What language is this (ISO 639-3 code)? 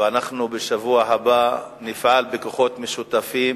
heb